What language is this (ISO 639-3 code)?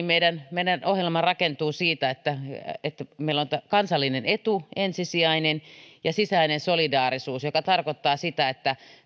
fin